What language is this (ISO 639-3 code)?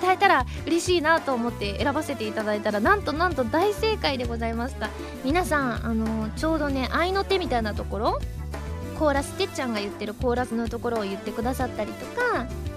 jpn